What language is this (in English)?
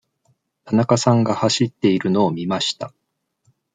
Japanese